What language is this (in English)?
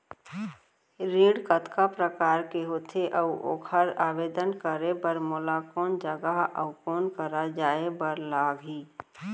Chhattisgarhi